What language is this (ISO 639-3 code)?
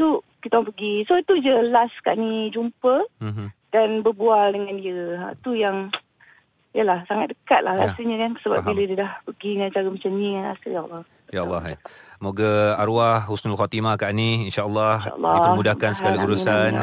msa